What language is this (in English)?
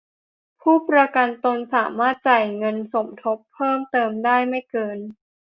Thai